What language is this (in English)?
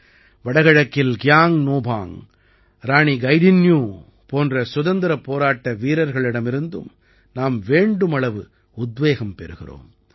Tamil